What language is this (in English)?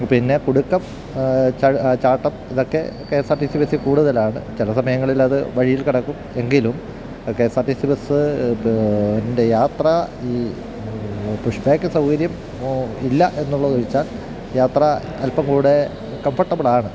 Malayalam